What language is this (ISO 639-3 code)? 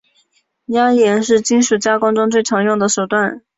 zho